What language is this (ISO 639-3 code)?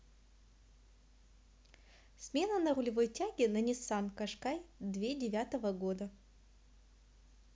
rus